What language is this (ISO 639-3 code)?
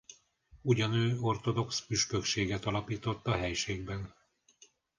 hun